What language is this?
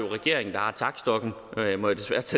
Danish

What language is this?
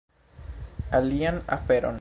Esperanto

